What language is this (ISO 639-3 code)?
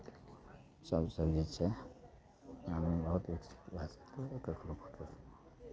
mai